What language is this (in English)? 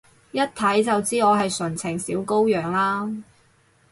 Cantonese